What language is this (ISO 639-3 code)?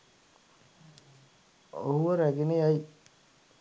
sin